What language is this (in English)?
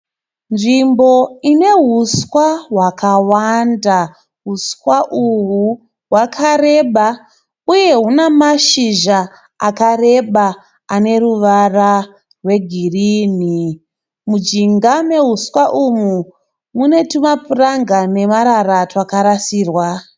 Shona